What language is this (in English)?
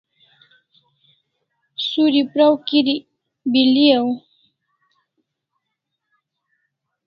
Kalasha